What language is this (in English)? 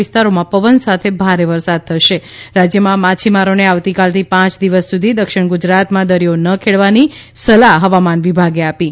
Gujarati